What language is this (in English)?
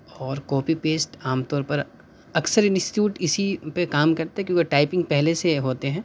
Urdu